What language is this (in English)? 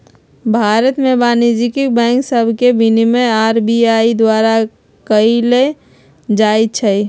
Magahi